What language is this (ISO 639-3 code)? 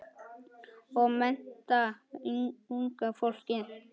isl